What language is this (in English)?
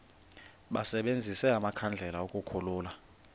Xhosa